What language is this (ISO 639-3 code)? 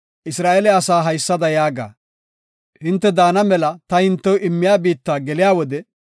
gof